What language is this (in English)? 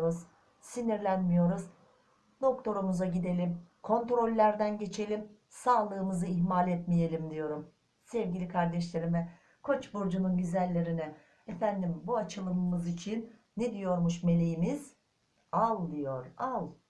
Turkish